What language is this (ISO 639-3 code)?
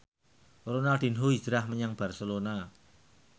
jav